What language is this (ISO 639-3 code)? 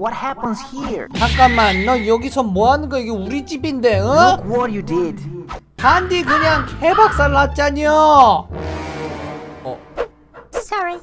kor